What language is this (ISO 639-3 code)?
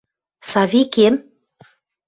mrj